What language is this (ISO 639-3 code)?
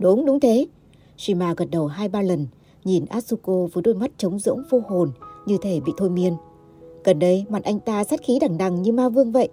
vie